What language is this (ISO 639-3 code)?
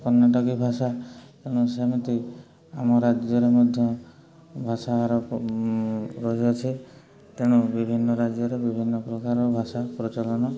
ori